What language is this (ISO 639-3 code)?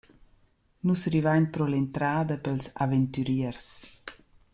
roh